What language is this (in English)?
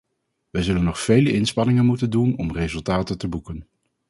Dutch